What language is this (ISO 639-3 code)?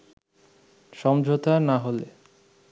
ben